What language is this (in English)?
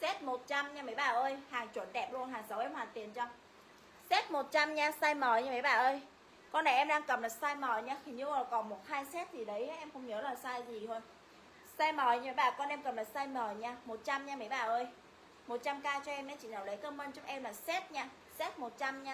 Vietnamese